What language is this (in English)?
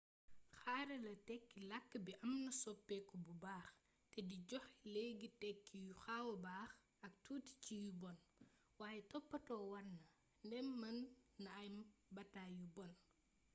Wolof